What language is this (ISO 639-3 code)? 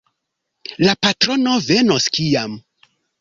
epo